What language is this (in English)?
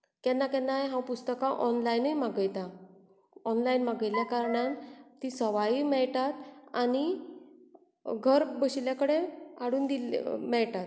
Konkani